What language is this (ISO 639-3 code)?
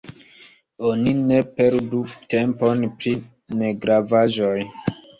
epo